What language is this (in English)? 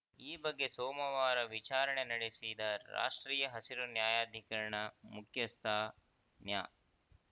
Kannada